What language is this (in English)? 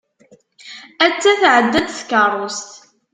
Kabyle